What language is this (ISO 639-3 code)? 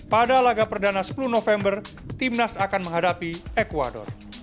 ind